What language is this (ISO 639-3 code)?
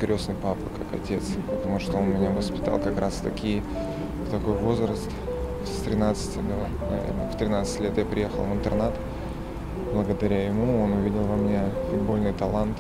rus